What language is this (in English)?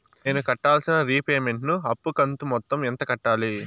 Telugu